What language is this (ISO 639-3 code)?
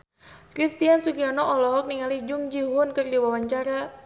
sun